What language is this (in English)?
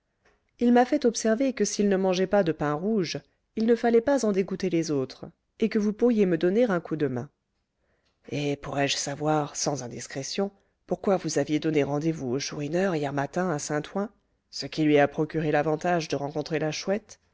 French